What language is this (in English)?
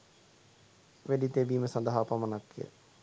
Sinhala